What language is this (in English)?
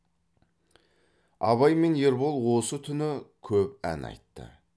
Kazakh